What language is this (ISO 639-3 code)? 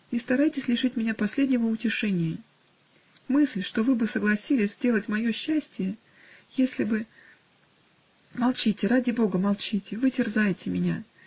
rus